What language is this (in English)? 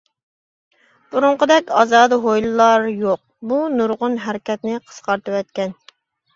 Uyghur